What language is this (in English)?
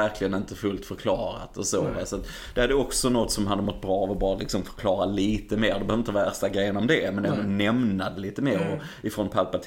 Swedish